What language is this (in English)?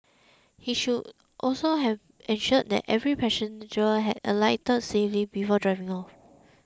English